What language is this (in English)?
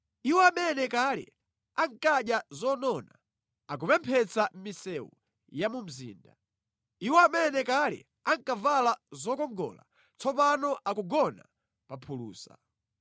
Nyanja